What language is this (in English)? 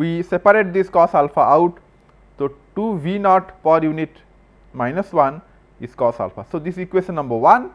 English